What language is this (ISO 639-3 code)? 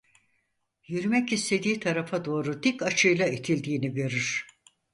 tur